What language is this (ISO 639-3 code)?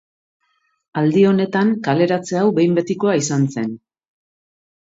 eus